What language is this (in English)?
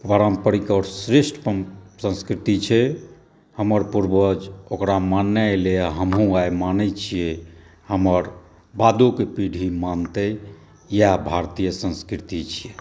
Maithili